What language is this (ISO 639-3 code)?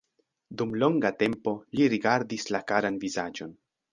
epo